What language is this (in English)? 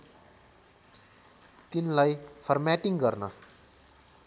Nepali